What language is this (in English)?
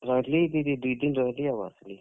Odia